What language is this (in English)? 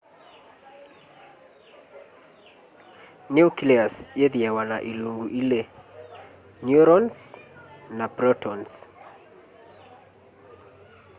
Kamba